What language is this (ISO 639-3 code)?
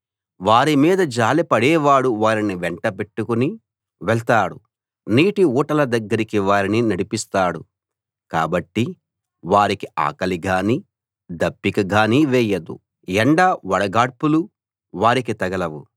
tel